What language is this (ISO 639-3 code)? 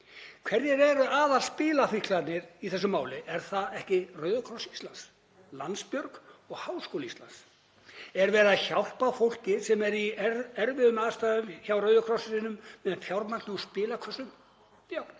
isl